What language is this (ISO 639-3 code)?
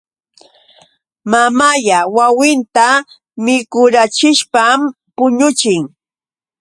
qux